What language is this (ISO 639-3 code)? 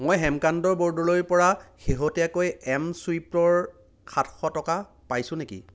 asm